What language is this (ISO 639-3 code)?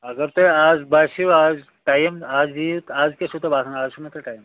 kas